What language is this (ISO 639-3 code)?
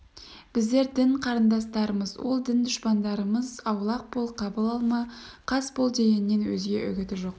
kaz